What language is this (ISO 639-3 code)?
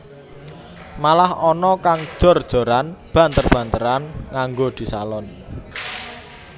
jav